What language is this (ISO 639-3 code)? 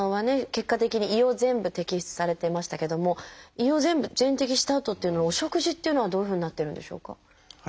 jpn